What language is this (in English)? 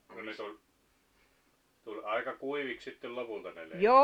Finnish